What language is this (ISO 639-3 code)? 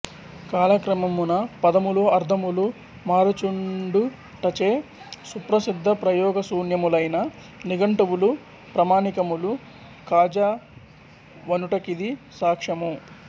tel